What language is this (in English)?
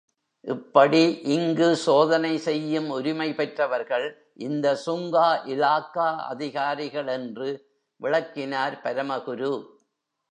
Tamil